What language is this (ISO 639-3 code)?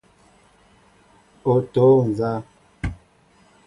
mbo